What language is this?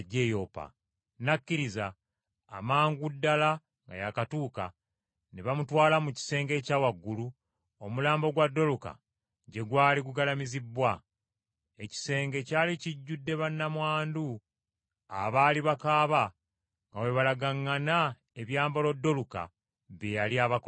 Ganda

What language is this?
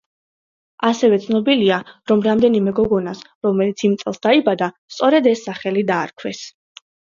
Georgian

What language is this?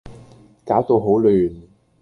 Cantonese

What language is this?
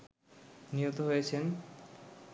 Bangla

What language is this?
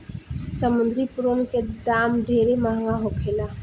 Bhojpuri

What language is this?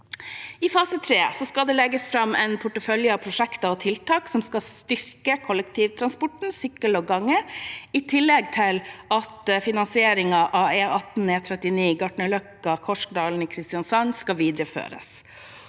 Norwegian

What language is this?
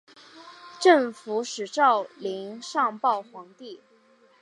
Chinese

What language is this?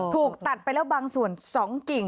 Thai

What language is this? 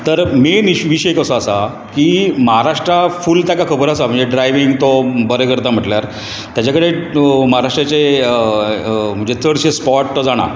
Konkani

